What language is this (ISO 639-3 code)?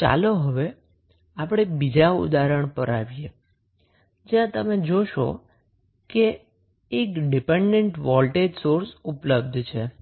guj